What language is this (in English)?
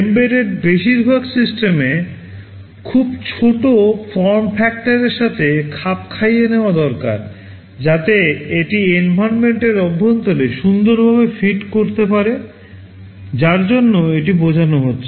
Bangla